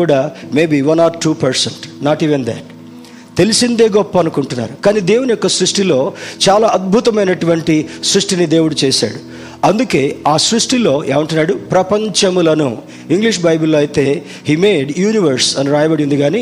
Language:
Telugu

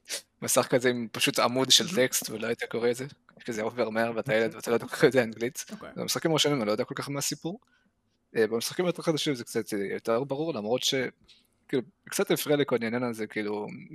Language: Hebrew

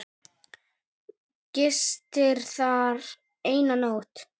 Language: Icelandic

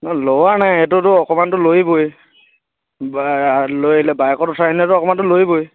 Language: Assamese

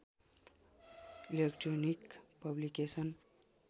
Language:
Nepali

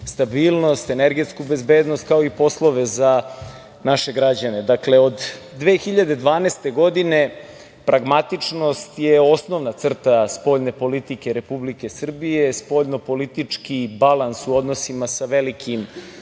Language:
Serbian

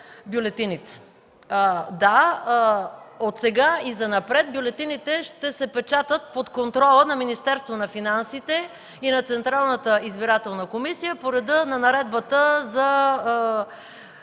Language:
Bulgarian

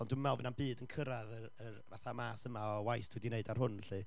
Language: Welsh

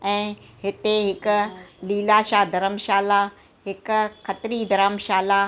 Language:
Sindhi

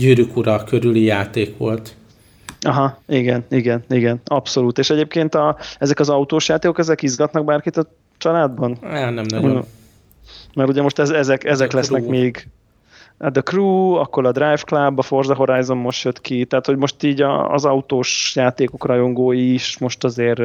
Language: Hungarian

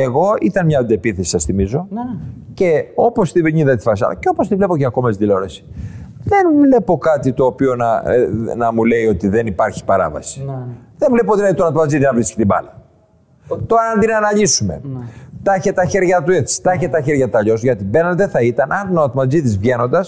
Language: Greek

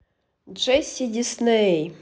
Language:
Russian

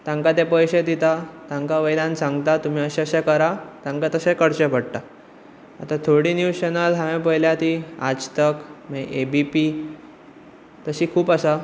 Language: Konkani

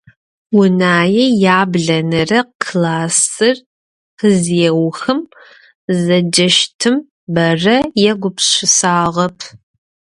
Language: Adyghe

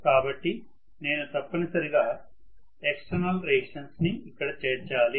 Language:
Telugu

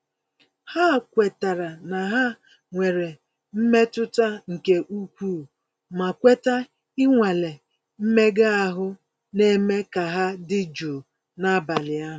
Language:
Igbo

